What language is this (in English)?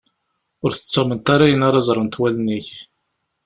Kabyle